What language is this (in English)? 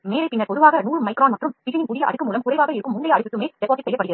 Tamil